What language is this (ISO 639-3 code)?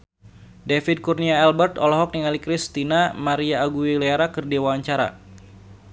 sun